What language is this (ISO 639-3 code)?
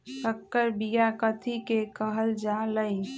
mag